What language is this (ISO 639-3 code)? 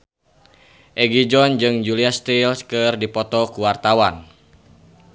sun